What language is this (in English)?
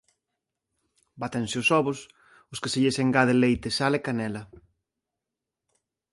Galician